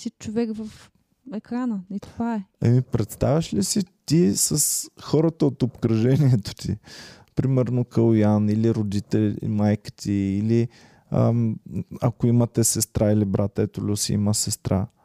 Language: Bulgarian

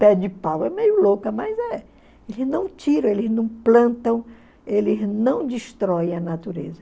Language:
Portuguese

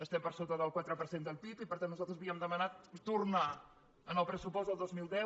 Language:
Catalan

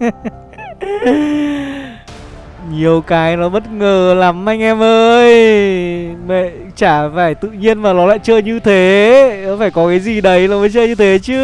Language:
Vietnamese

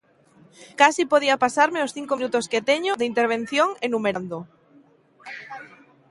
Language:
Galician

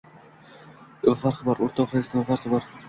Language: Uzbek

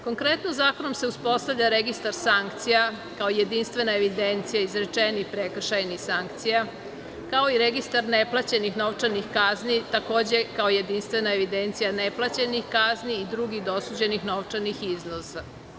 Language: Serbian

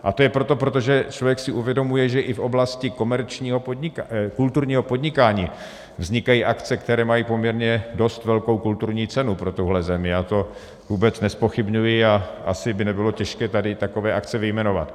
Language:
Czech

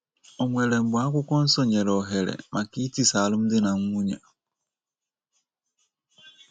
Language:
Igbo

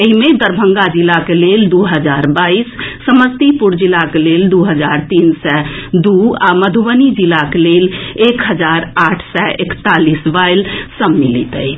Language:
Maithili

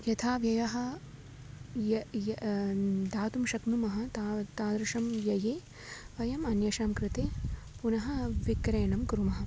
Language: Sanskrit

